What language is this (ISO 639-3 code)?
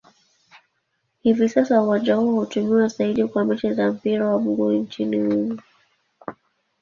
swa